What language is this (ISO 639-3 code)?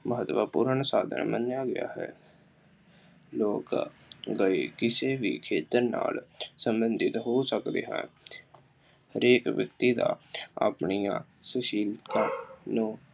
pan